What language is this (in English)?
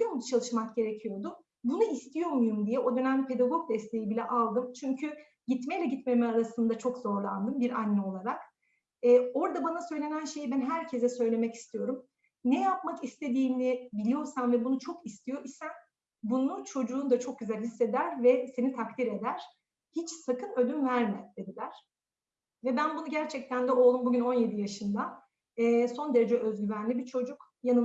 Turkish